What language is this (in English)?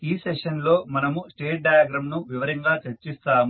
Telugu